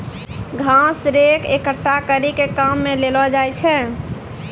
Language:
Maithili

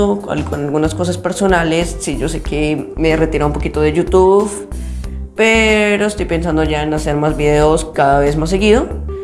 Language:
Spanish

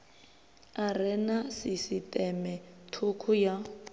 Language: Venda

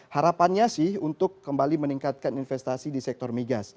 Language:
Indonesian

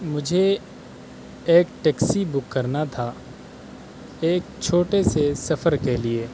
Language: Urdu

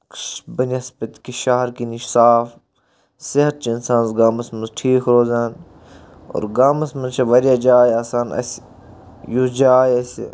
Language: Kashmiri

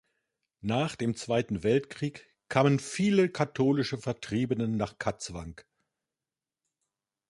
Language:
German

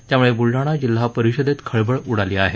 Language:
Marathi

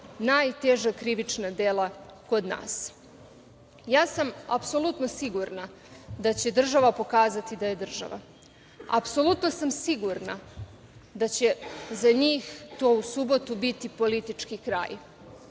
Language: Serbian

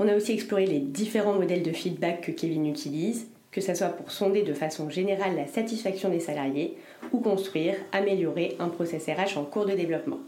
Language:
French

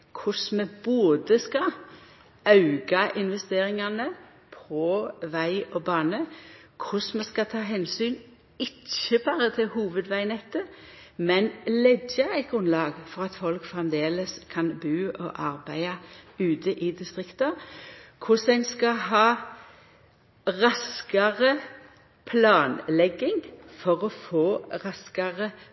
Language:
Norwegian Nynorsk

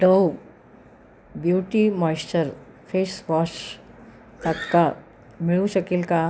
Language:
Marathi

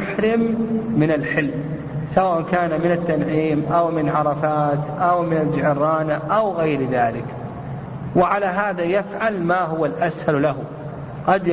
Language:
Arabic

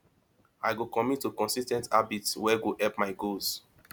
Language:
Nigerian Pidgin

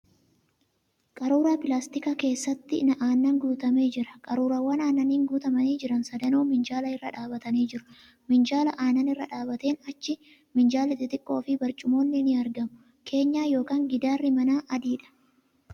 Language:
Oromo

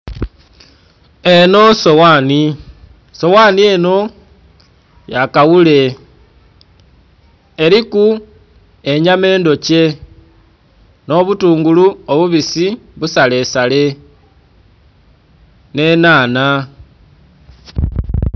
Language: Soga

